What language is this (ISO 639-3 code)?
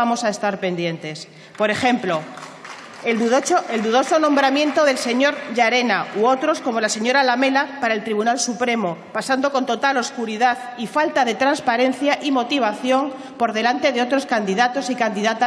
spa